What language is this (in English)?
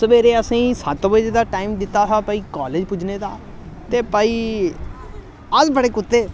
Dogri